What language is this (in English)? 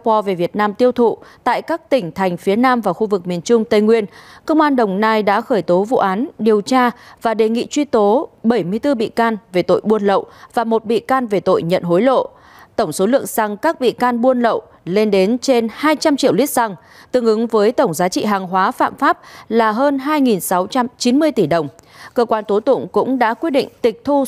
Vietnamese